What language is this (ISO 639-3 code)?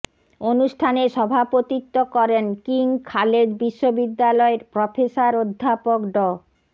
ben